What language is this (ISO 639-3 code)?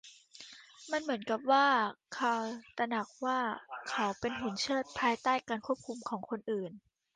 tha